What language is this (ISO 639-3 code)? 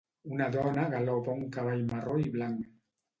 cat